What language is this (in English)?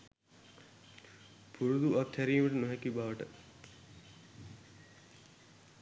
Sinhala